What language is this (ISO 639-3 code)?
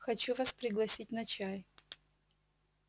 rus